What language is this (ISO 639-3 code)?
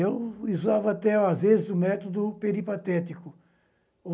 por